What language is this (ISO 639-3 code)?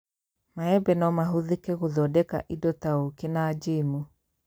kik